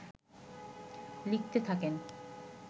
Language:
Bangla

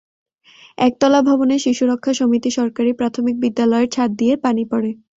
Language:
Bangla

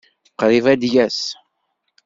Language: Kabyle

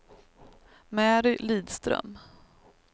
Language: Swedish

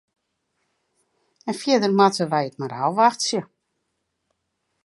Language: Western Frisian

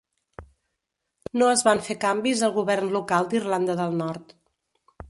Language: Catalan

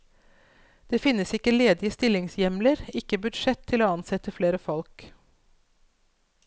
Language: Norwegian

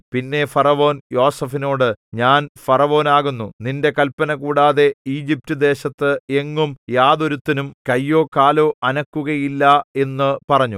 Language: Malayalam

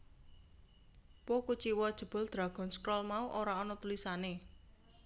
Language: Javanese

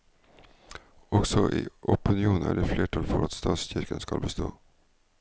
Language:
Norwegian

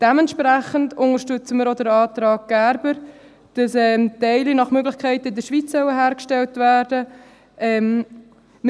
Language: Swiss German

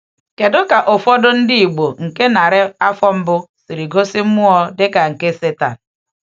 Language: Igbo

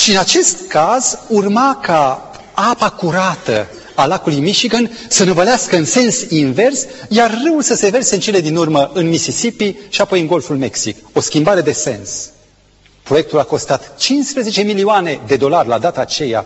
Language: Romanian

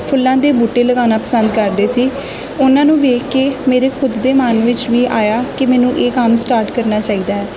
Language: Punjabi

